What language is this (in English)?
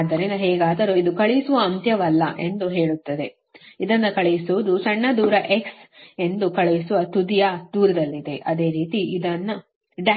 Kannada